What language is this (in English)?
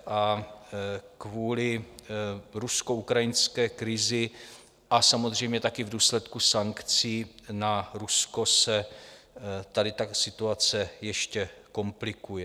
Czech